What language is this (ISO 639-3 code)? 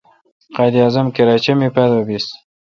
xka